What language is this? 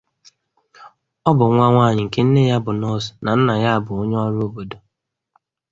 Igbo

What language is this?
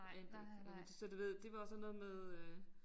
Danish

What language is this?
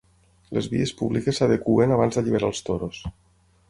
Catalan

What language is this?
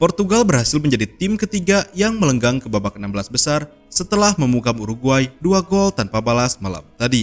Indonesian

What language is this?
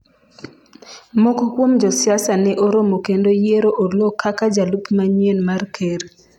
Luo (Kenya and Tanzania)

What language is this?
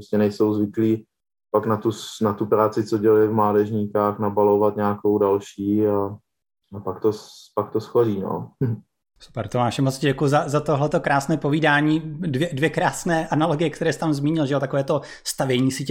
Czech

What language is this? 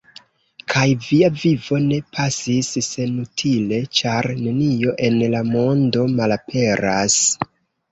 Esperanto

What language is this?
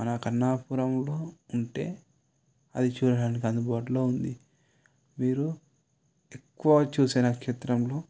Telugu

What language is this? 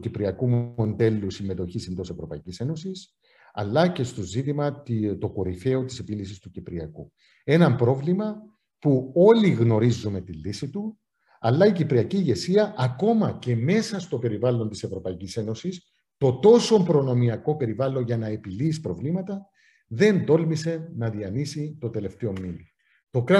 Greek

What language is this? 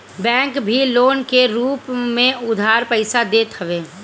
Bhojpuri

